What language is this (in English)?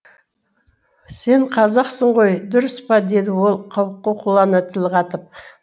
Kazakh